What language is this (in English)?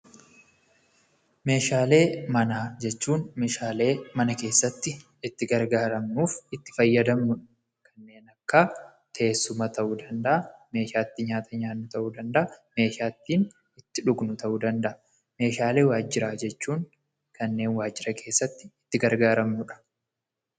Oromo